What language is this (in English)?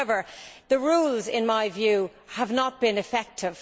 English